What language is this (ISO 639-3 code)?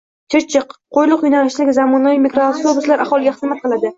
uzb